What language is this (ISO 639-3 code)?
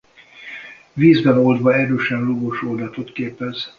hun